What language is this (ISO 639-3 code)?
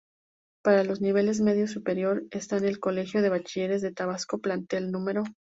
spa